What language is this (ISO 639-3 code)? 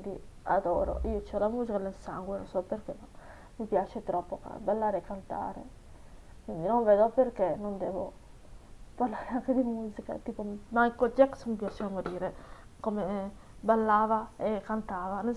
ita